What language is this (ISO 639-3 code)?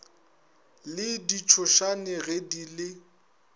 nso